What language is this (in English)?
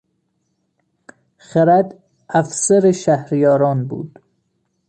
Persian